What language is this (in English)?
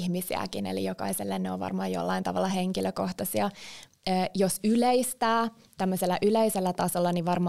Finnish